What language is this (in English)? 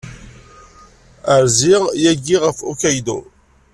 Kabyle